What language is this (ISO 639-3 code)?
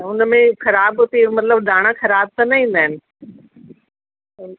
snd